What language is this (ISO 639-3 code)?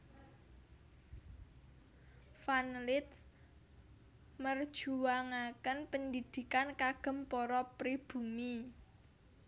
jav